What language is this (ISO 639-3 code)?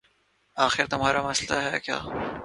urd